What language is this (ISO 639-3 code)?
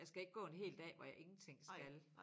dan